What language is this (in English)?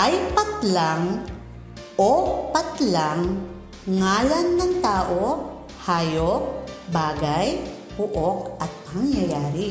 Filipino